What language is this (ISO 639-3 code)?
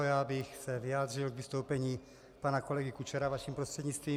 ces